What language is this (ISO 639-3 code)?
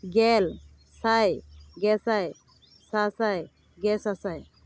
sat